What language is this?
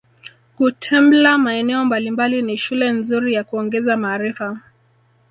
Swahili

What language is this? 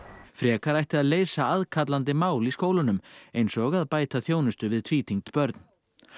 Icelandic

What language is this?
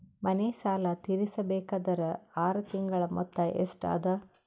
Kannada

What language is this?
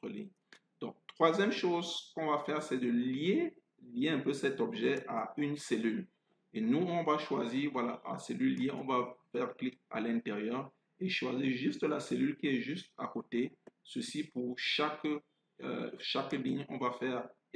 French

